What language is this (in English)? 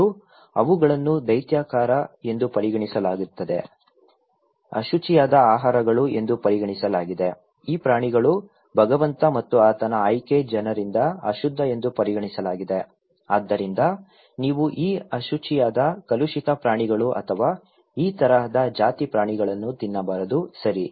Kannada